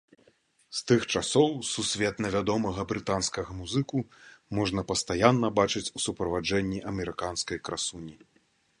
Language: Belarusian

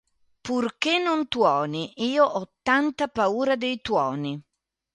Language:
Italian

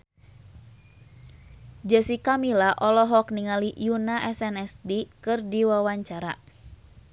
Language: Sundanese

